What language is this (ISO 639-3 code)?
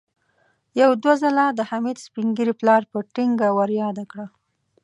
pus